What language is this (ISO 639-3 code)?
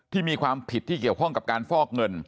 tha